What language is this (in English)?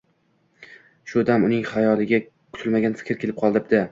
Uzbek